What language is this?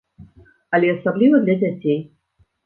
Belarusian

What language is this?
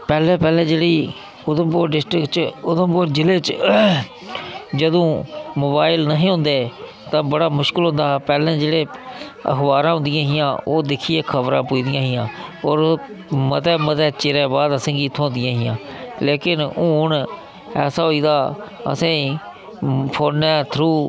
Dogri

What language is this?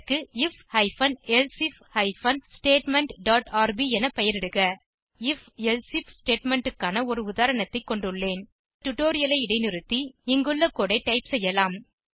Tamil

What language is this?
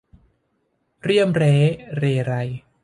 Thai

